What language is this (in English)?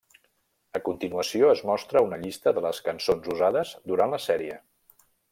Catalan